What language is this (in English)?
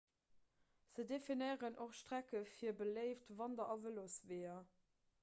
Luxembourgish